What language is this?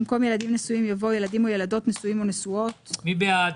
Hebrew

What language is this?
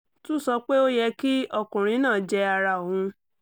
Yoruba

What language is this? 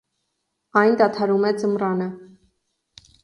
Armenian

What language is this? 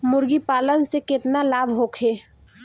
Bhojpuri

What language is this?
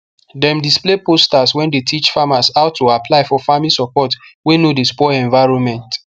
Nigerian Pidgin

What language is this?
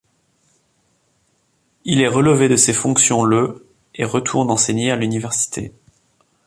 French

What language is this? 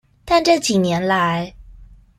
Chinese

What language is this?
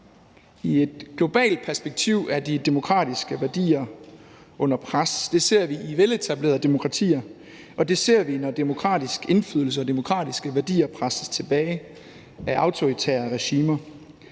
Danish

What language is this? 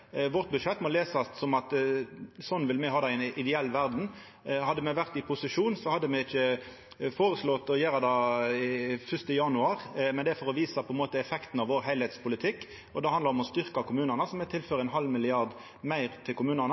Norwegian Nynorsk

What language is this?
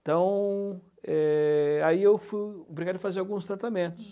Portuguese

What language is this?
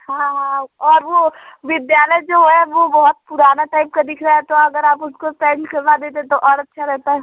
Hindi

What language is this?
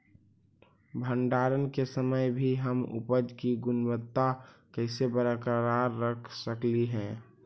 Magahi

